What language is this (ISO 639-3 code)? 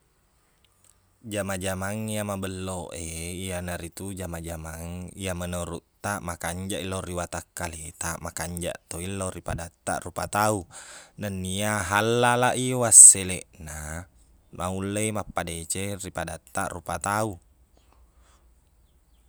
bug